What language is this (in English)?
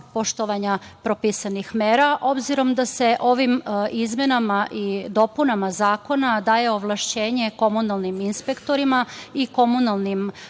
Serbian